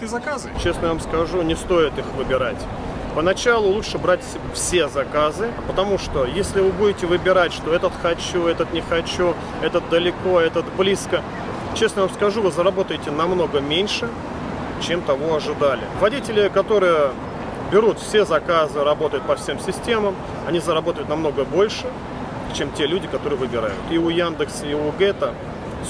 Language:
Russian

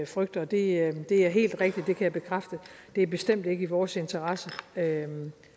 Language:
Danish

